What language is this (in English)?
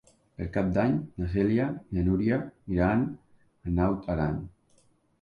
Catalan